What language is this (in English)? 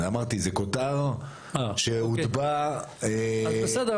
Hebrew